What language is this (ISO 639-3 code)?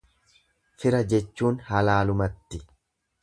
orm